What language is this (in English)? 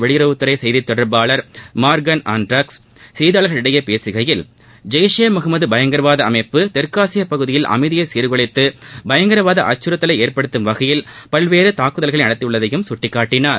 Tamil